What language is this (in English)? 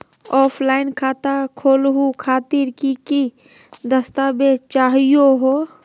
Magahi